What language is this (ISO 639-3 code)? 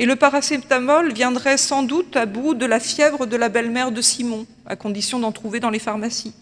fra